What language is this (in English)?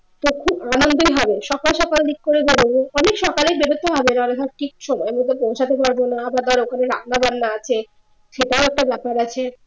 Bangla